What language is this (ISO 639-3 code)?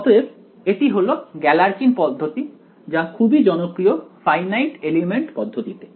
ben